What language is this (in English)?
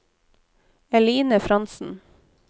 Norwegian